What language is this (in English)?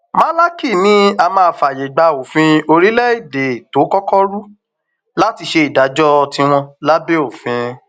Yoruba